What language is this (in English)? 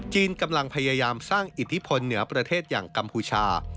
Thai